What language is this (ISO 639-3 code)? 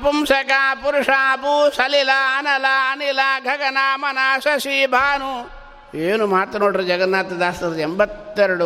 kan